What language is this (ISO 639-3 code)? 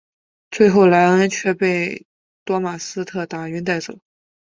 zho